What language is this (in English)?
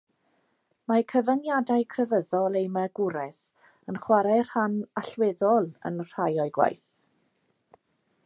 Welsh